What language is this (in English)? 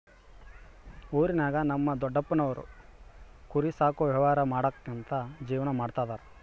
Kannada